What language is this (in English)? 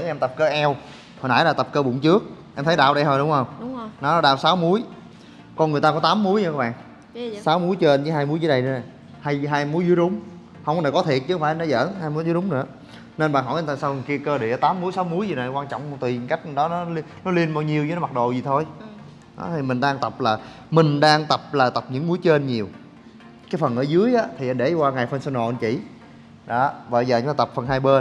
Vietnamese